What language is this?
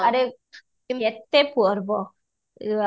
Odia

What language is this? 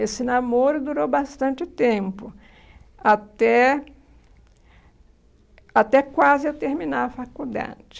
Portuguese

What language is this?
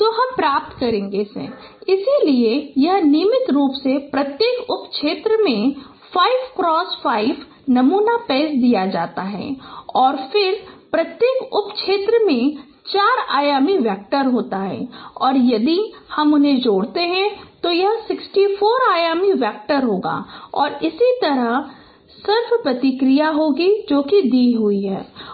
Hindi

